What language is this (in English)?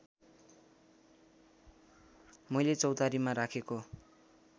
Nepali